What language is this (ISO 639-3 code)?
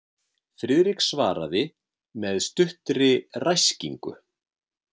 isl